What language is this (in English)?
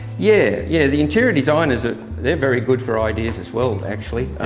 English